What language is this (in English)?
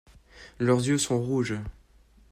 French